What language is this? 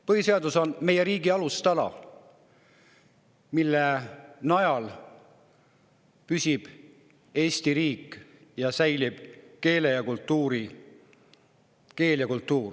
Estonian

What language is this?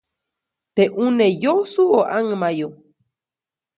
Copainalá Zoque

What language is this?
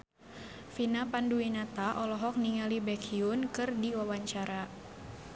Sundanese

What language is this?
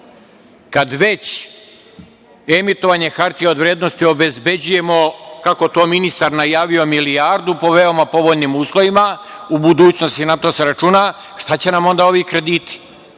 Serbian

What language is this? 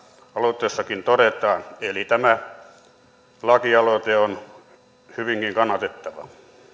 Finnish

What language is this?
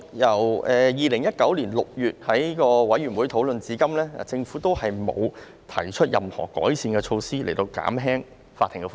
Cantonese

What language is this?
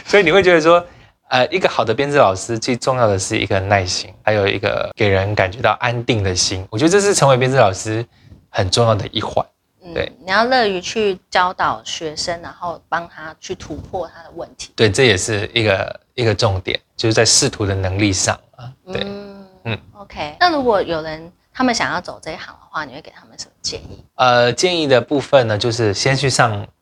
Chinese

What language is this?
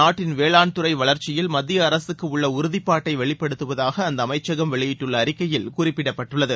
Tamil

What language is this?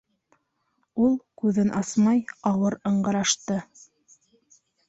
Bashkir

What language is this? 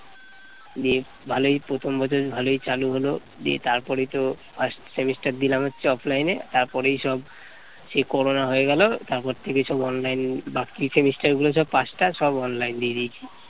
Bangla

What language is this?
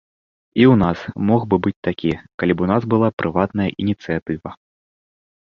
Belarusian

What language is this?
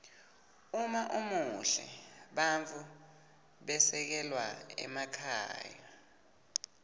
Swati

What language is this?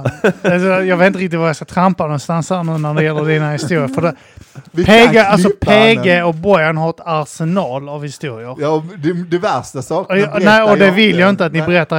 Swedish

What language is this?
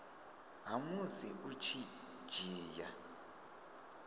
Venda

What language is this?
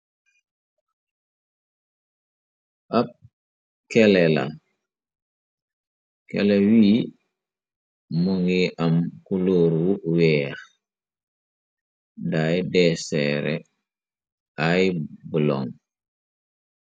Wolof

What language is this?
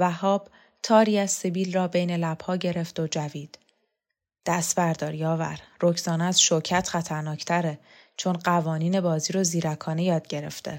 Persian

